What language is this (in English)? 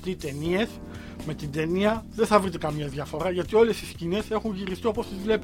Greek